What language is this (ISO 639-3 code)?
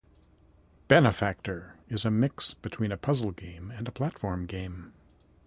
eng